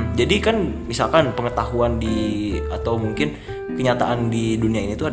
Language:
Indonesian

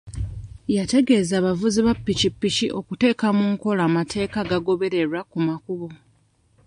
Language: Ganda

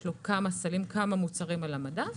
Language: Hebrew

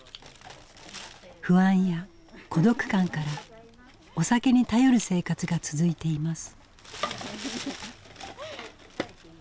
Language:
Japanese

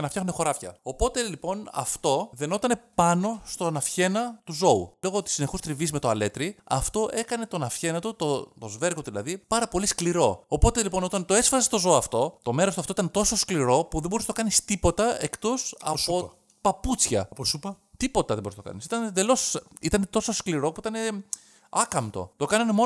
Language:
Greek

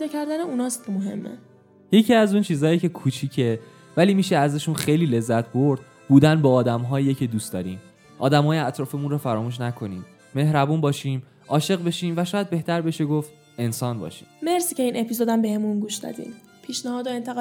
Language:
Persian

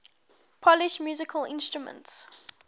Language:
English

